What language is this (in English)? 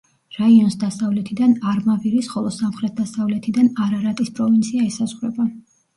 Georgian